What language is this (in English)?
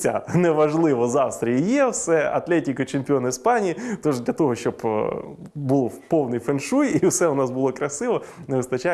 Ukrainian